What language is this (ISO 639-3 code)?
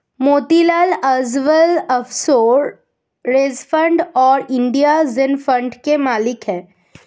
hin